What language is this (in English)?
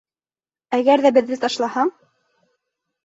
Bashkir